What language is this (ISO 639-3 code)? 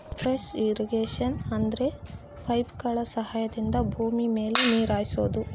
kan